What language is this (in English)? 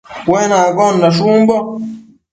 Matsés